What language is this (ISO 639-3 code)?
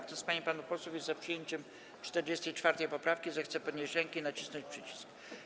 pol